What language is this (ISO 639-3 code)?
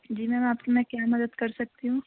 urd